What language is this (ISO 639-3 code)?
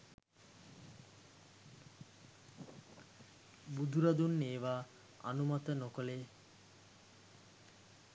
sin